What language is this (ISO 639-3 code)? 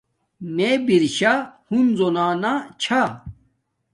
dmk